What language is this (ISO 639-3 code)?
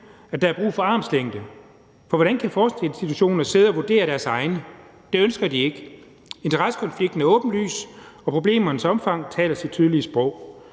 dan